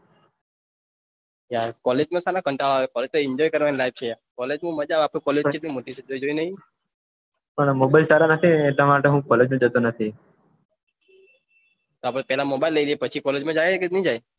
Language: Gujarati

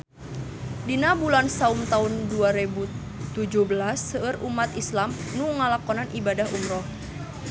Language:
Sundanese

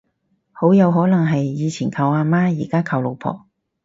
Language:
Cantonese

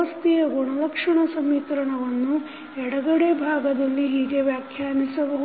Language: Kannada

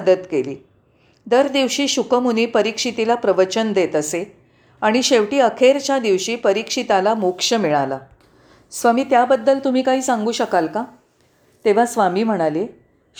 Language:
Marathi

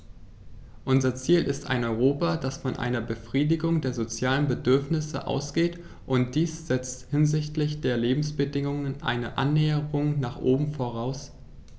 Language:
German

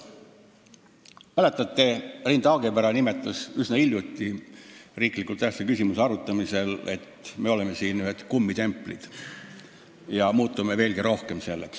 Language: Estonian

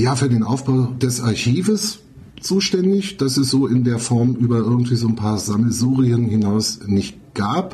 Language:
German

